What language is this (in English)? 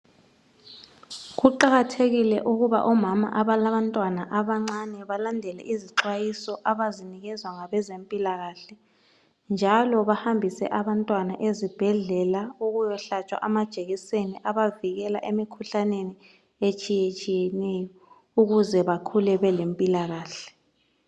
North Ndebele